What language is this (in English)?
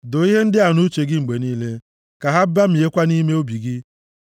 Igbo